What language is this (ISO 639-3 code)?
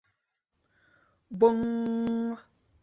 chm